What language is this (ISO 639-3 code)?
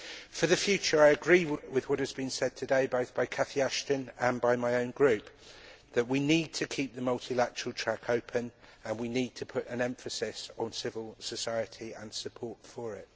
eng